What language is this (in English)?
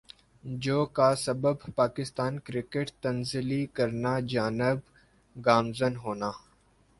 Urdu